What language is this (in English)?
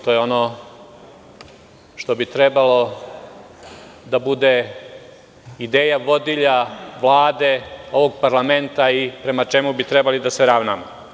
Serbian